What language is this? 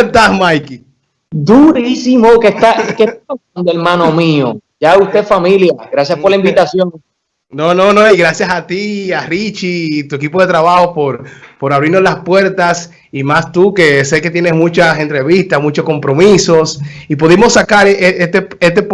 Spanish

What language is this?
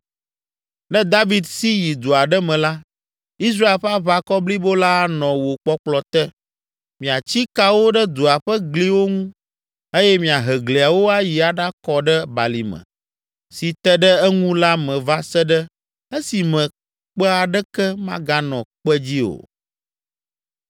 Ewe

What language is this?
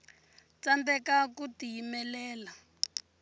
Tsonga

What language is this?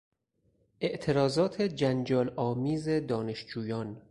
Persian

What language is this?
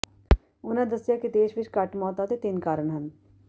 Punjabi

